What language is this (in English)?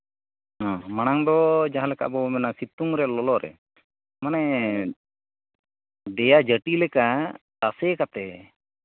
Santali